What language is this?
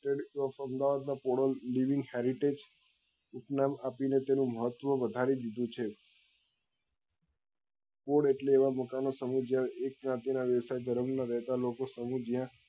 Gujarati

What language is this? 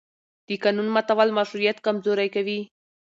Pashto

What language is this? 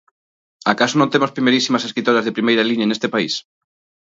Galician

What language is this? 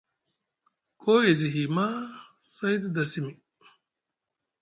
Musgu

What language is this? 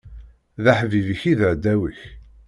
Kabyle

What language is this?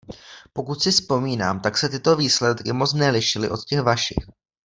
Czech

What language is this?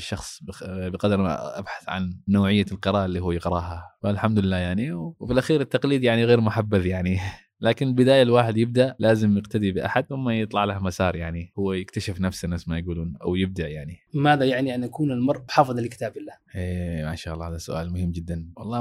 Arabic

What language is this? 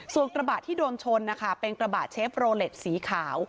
Thai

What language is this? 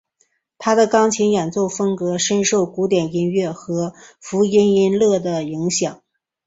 Chinese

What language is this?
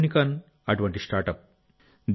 Telugu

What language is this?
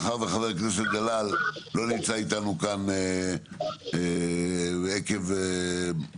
Hebrew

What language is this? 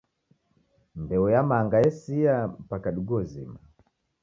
Taita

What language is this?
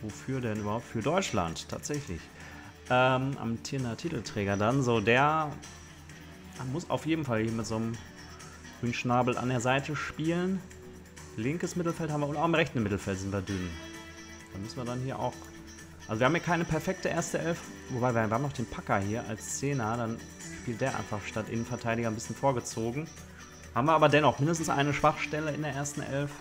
German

